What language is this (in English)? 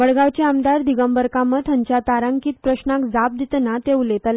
Konkani